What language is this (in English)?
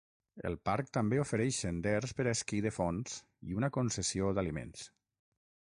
Catalan